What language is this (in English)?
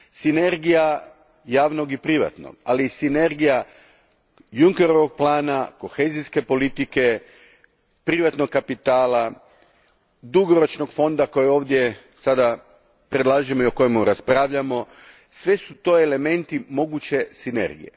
Croatian